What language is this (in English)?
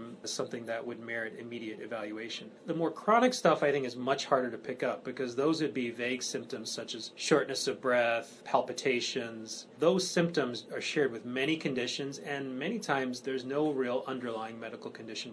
English